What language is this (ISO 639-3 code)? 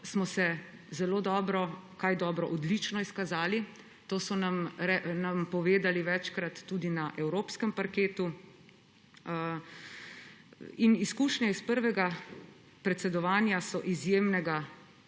slv